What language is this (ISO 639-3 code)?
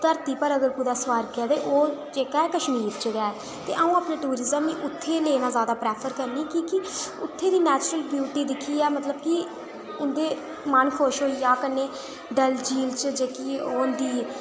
doi